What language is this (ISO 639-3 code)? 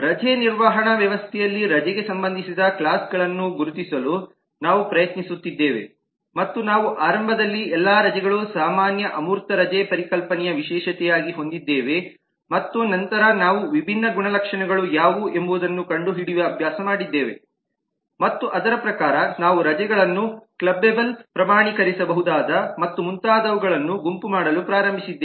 kan